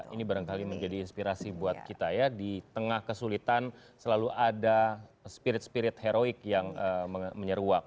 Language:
Indonesian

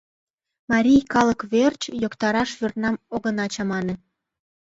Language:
Mari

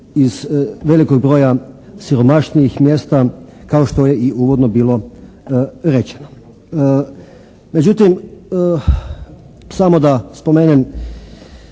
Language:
Croatian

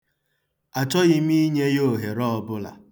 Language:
Igbo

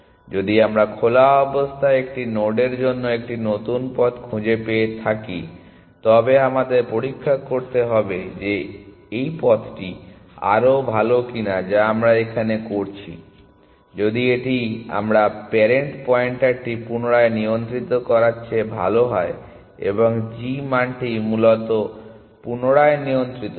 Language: Bangla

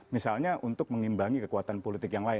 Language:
Indonesian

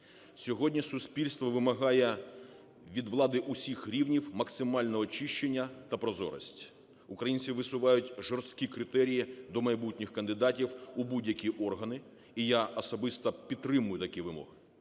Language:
Ukrainian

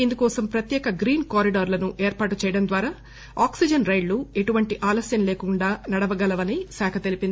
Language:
Telugu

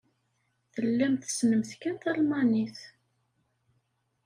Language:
Kabyle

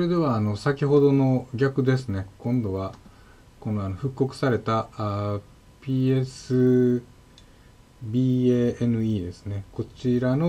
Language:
Japanese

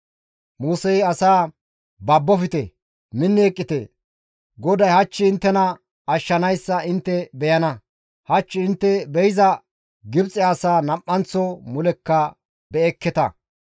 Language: Gamo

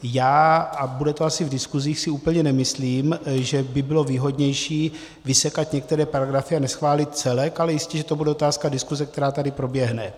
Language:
Czech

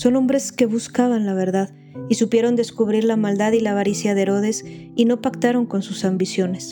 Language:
Spanish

